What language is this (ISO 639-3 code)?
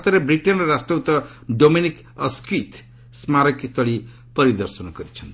ori